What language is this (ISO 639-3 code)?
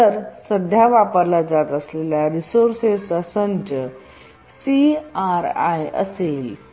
mar